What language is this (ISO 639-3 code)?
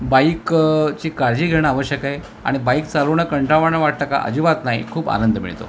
mar